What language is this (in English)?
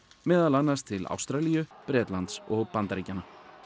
Icelandic